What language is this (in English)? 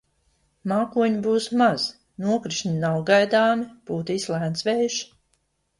Latvian